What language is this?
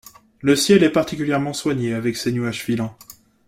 French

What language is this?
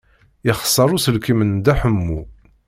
Kabyle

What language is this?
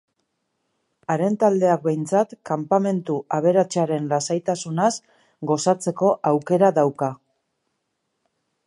Basque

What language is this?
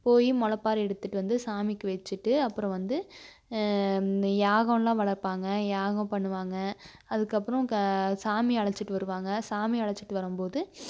Tamil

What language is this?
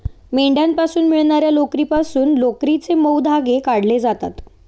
Marathi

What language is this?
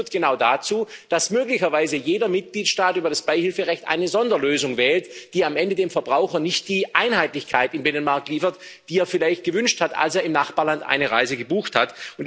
German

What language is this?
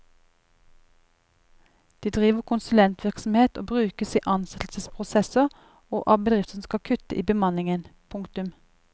Norwegian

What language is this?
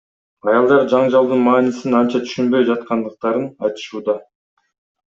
Kyrgyz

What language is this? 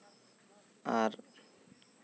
Santali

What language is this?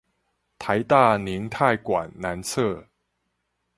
Chinese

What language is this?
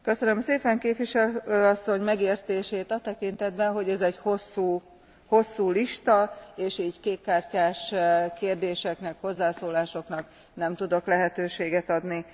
Hungarian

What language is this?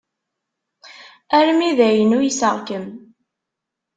Kabyle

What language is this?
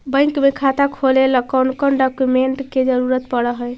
Magahi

